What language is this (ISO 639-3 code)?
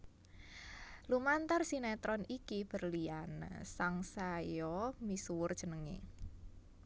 jav